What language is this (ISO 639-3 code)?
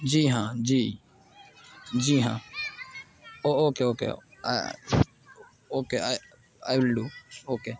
urd